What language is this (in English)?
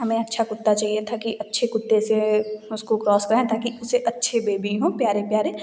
Hindi